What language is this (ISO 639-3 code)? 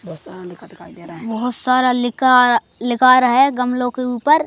hin